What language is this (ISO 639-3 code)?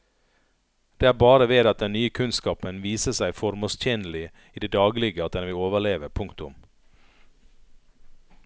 nor